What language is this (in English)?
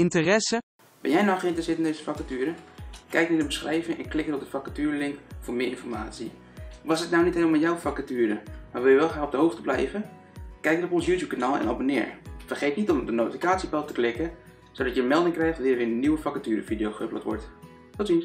Dutch